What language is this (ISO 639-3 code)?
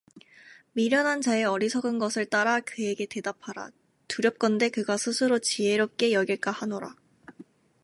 kor